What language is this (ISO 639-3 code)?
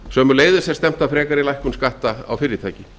isl